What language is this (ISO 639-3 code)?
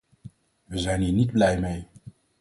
nld